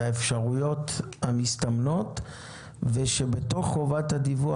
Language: Hebrew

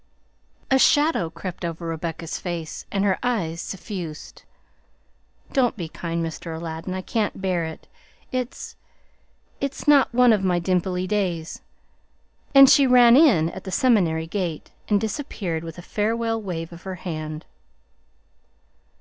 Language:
English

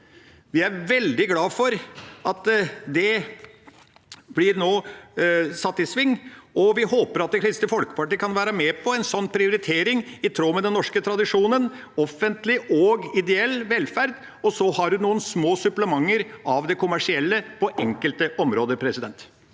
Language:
Norwegian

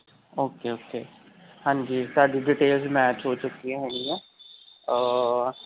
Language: Punjabi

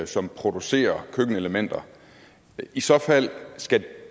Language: Danish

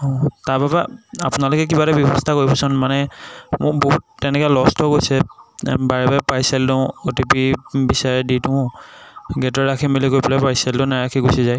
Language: Assamese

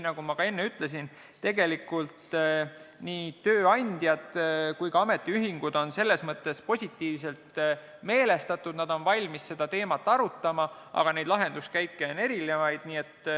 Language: Estonian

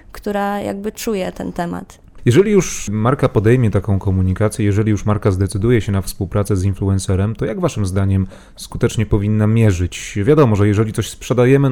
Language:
Polish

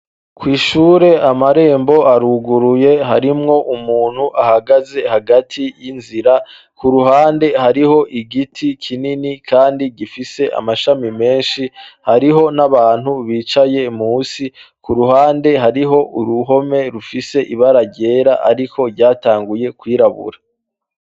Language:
Rundi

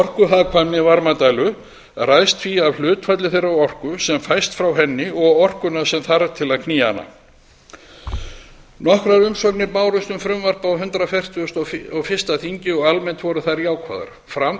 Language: Icelandic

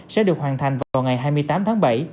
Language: Vietnamese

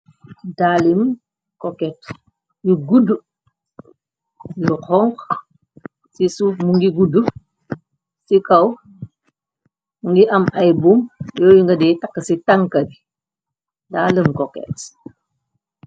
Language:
Wolof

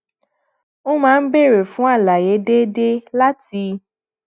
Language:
Yoruba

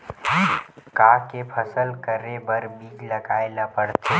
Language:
Chhattisgarhi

